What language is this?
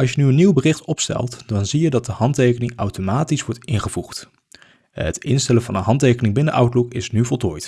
Dutch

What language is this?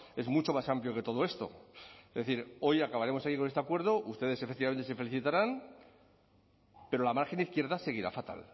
Spanish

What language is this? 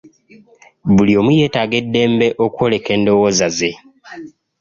Ganda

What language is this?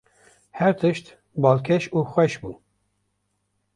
Kurdish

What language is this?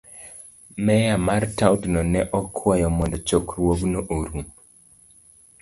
Luo (Kenya and Tanzania)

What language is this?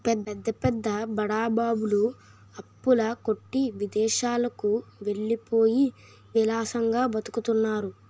Telugu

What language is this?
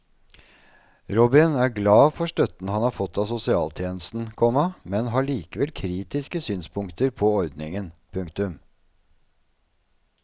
Norwegian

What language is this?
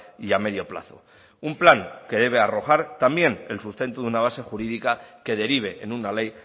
Spanish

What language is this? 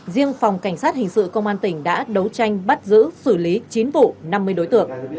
Vietnamese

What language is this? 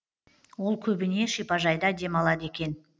Kazakh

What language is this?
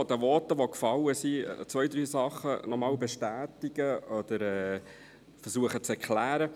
Swiss German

